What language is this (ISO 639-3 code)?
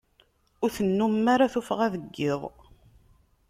kab